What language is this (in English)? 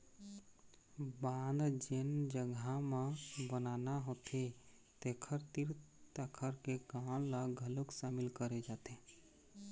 Chhattisgarhi